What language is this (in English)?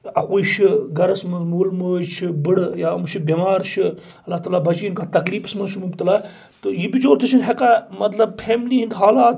Kashmiri